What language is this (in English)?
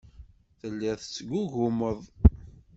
Kabyle